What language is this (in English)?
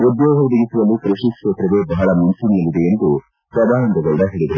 Kannada